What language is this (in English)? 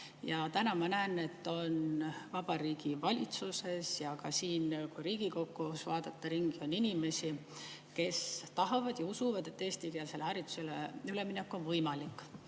Estonian